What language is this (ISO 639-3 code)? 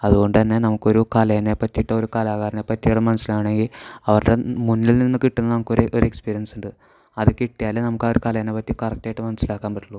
mal